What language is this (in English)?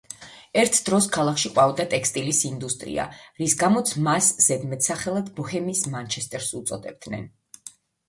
Georgian